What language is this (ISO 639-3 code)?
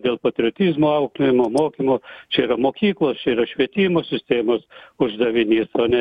lit